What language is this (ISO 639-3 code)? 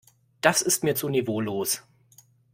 deu